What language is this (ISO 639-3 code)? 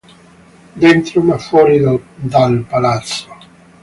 ita